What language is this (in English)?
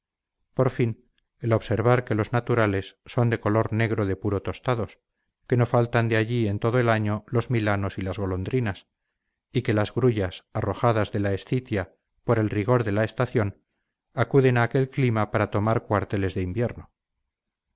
Spanish